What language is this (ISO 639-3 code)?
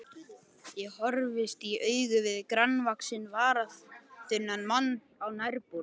isl